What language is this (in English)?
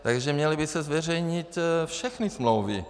Czech